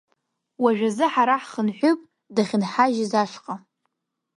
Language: Abkhazian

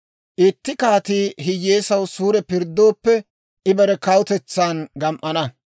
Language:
Dawro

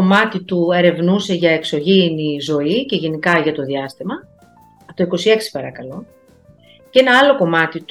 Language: Greek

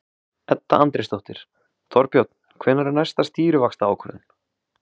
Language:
Icelandic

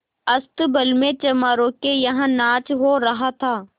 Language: Hindi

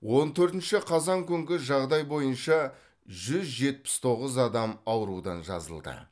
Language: Kazakh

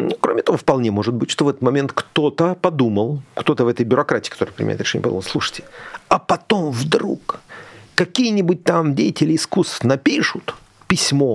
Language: Russian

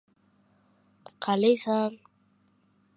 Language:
Uzbek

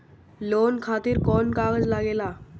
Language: Bhojpuri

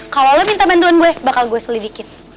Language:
Indonesian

